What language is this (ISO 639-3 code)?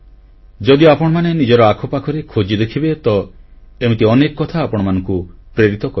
ori